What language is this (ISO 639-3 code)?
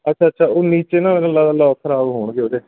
pan